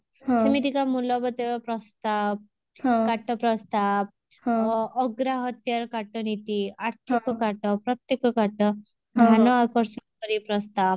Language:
Odia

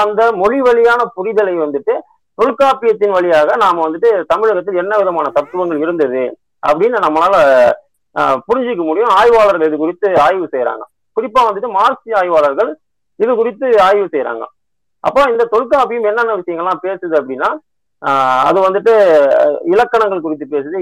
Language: Tamil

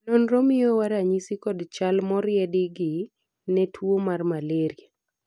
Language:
Luo (Kenya and Tanzania)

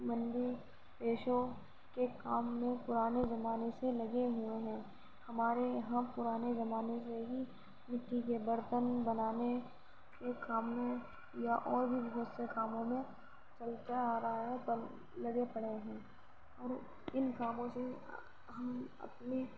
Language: Urdu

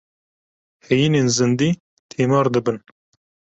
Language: Kurdish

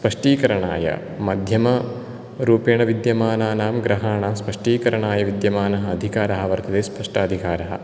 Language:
Sanskrit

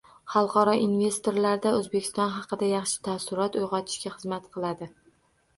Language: Uzbek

